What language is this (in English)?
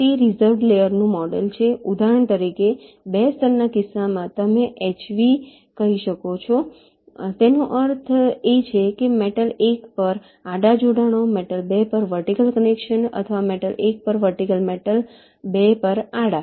Gujarati